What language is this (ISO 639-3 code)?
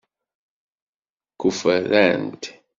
kab